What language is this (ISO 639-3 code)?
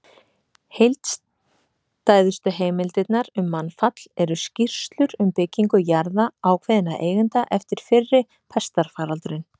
isl